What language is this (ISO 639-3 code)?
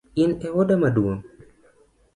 luo